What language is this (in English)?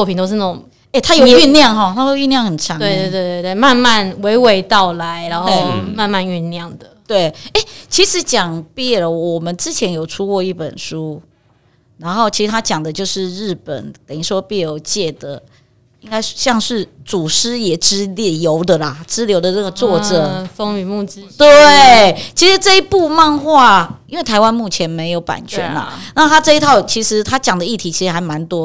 Chinese